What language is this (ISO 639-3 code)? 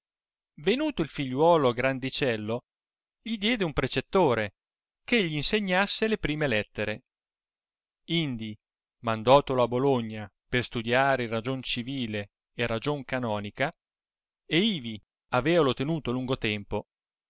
ita